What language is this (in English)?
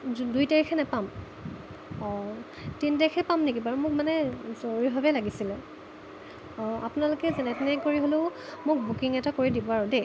Assamese